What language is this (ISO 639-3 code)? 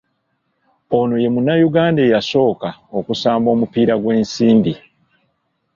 lug